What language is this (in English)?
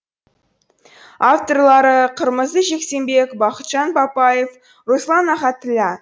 Kazakh